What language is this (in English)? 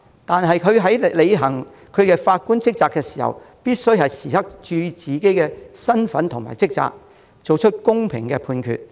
Cantonese